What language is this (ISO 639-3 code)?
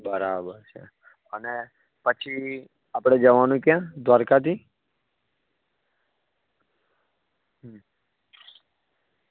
guj